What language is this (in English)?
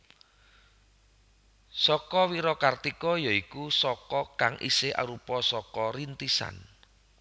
Javanese